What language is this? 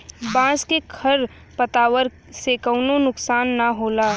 Bhojpuri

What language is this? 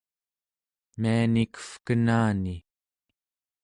Central Yupik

